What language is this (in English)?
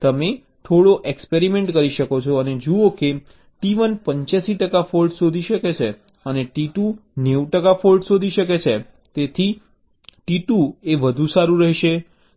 Gujarati